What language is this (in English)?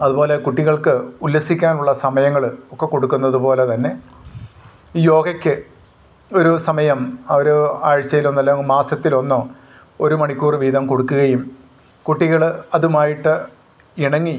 Malayalam